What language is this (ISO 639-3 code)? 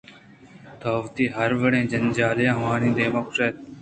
bgp